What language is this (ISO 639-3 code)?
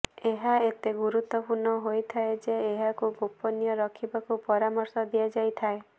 ori